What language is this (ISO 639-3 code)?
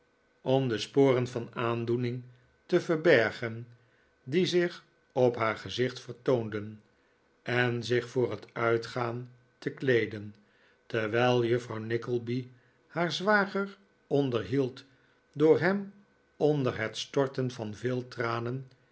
nld